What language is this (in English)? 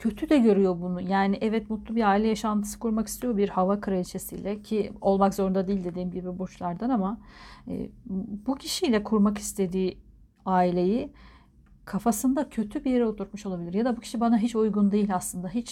Turkish